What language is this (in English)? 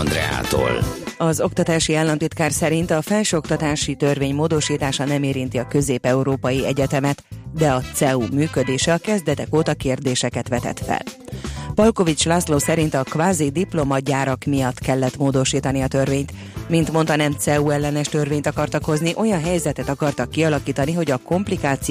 Hungarian